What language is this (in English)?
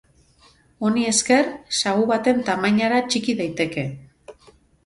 Basque